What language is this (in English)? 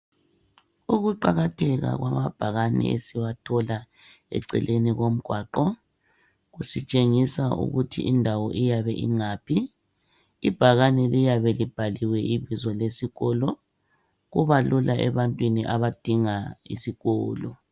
North Ndebele